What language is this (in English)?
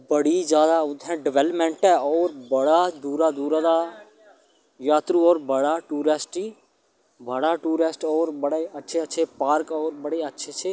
Dogri